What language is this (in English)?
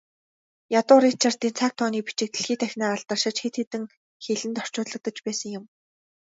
Mongolian